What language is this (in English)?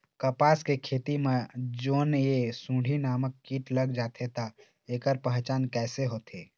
Chhattisgarhi